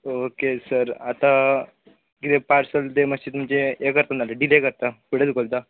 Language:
Konkani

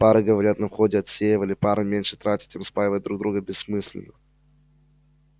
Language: Russian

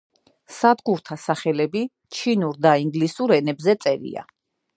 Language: Georgian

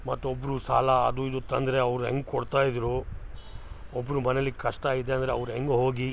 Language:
Kannada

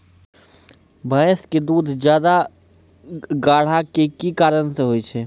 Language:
Maithili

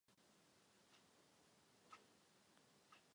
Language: Czech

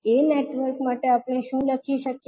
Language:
Gujarati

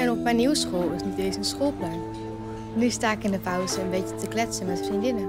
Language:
Dutch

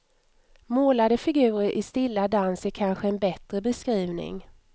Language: Swedish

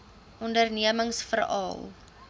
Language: Afrikaans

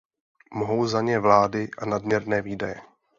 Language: Czech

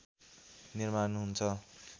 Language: Nepali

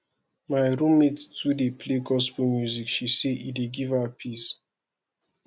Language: Nigerian Pidgin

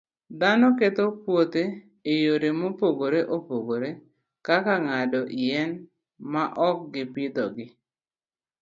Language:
Luo (Kenya and Tanzania)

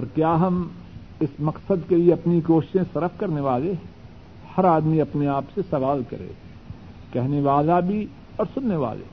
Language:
Urdu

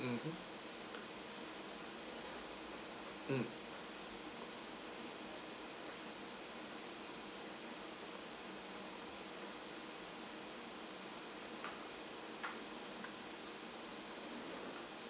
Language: English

